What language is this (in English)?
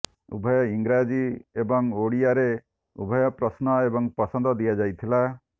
Odia